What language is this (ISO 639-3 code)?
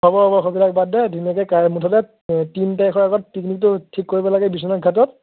asm